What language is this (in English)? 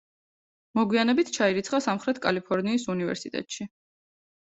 Georgian